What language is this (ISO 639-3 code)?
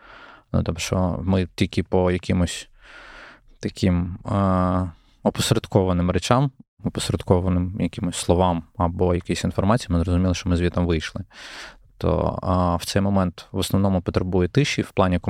ukr